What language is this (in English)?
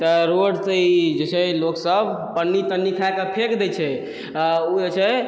Maithili